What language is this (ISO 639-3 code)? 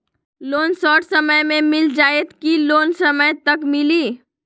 mag